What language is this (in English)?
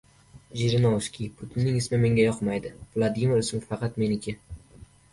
Uzbek